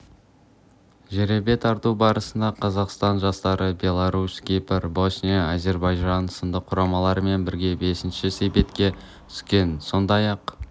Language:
Kazakh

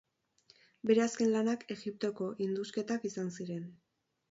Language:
Basque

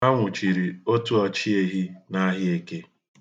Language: Igbo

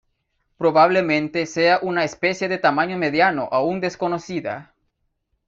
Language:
Spanish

